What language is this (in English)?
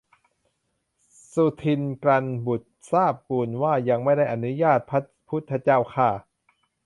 Thai